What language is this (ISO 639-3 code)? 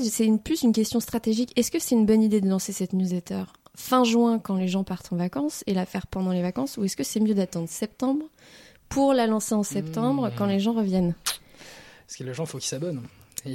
fra